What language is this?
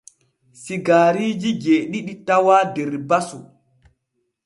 Borgu Fulfulde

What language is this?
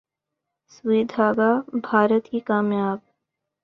Urdu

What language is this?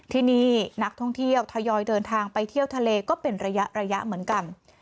Thai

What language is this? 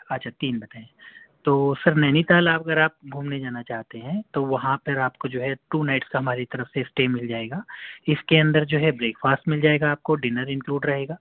Urdu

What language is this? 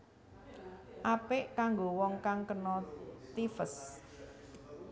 Javanese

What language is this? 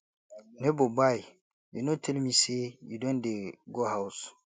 Nigerian Pidgin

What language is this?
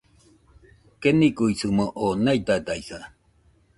Nüpode Huitoto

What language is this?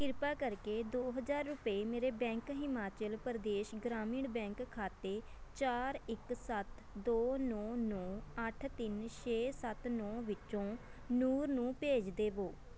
Punjabi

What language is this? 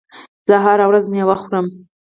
Pashto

